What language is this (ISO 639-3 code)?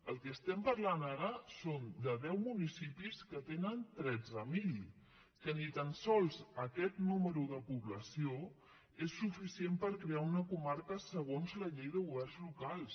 cat